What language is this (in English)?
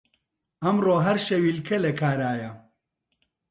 Central Kurdish